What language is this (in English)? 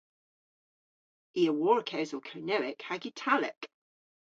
Cornish